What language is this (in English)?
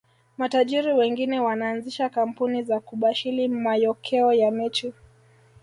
Swahili